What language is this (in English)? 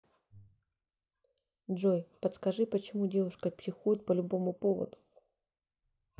Russian